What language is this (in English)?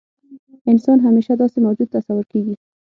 Pashto